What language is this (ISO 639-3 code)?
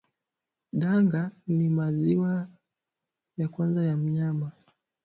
swa